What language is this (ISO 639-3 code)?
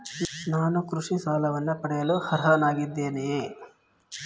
kan